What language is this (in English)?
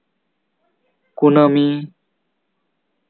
Santali